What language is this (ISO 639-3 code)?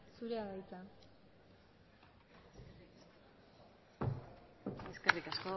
eus